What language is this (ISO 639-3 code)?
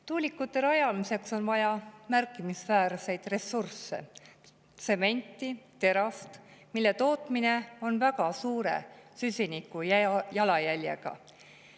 est